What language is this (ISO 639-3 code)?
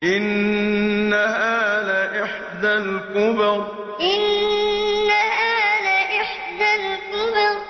ara